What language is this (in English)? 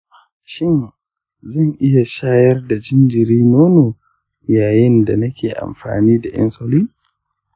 Hausa